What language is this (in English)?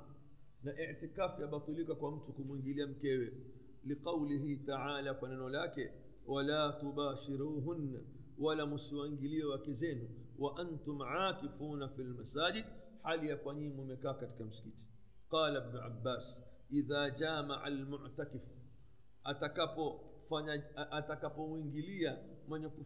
Swahili